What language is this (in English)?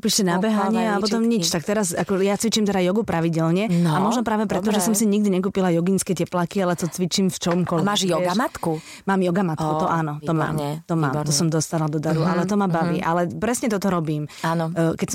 Slovak